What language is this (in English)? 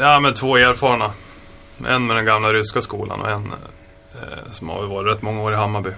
Swedish